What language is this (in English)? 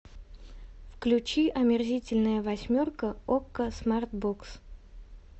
Russian